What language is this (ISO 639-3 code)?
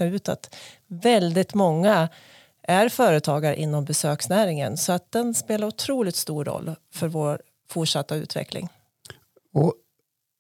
swe